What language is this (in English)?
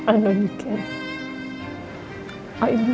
Indonesian